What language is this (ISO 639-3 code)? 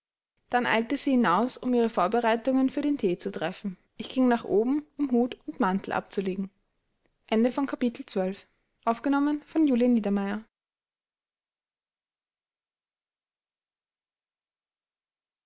deu